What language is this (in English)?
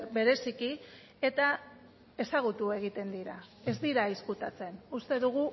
Basque